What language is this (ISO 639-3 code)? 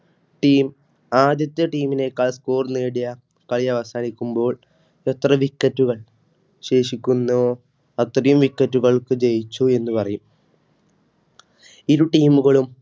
mal